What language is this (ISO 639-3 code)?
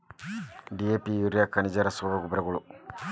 kan